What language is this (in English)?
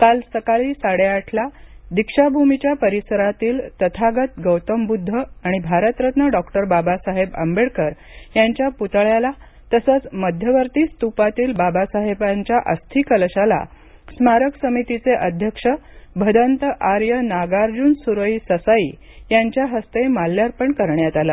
Marathi